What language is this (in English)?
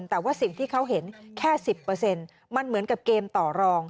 Thai